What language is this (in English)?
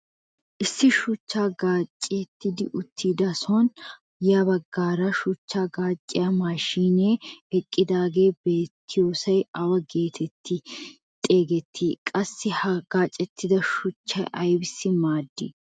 Wolaytta